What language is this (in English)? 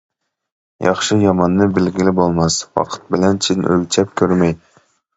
Uyghur